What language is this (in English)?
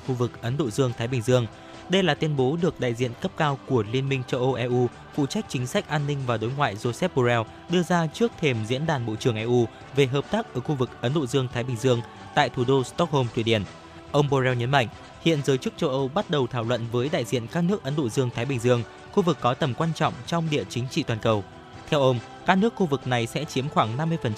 Vietnamese